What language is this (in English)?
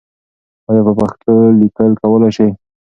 Pashto